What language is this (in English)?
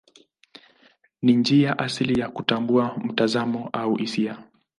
Swahili